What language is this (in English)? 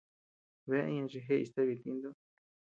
Tepeuxila Cuicatec